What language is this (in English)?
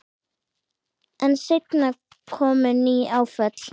Icelandic